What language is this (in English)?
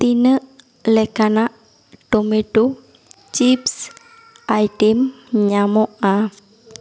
Santali